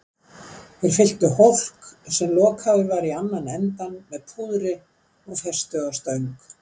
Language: Icelandic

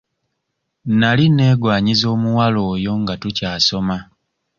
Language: Ganda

